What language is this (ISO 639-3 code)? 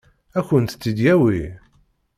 kab